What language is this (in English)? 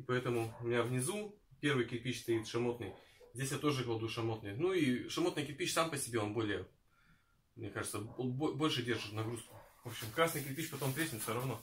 Russian